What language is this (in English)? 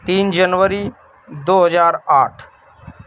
Urdu